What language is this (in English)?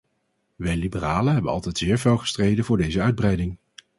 Dutch